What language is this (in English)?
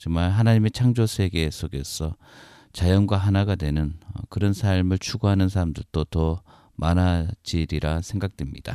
Korean